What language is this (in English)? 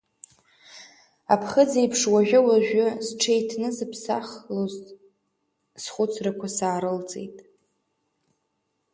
Abkhazian